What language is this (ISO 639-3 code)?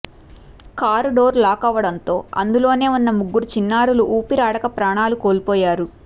tel